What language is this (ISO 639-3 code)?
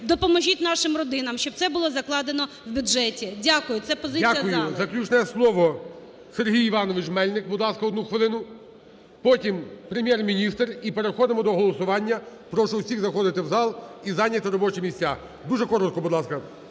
ukr